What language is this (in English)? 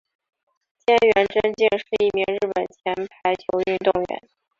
Chinese